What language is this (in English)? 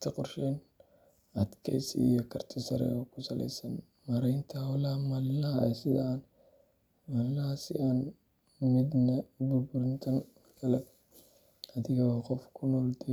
Somali